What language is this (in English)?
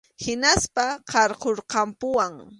Arequipa-La Unión Quechua